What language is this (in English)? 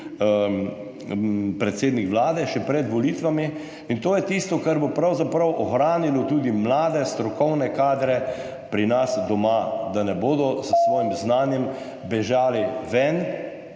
Slovenian